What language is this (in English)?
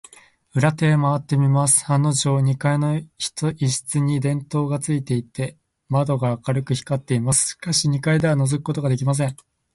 Japanese